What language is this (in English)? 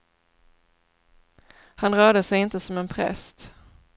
Swedish